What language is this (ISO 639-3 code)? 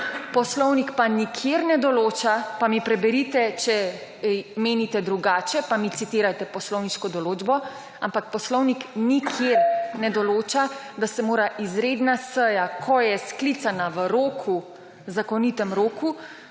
slv